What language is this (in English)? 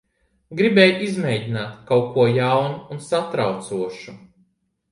Latvian